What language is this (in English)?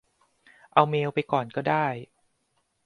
Thai